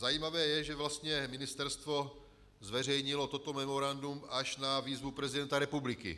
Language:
Czech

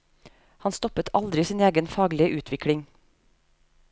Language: Norwegian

